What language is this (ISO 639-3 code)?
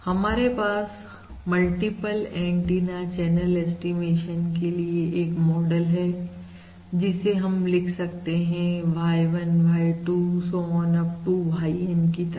hin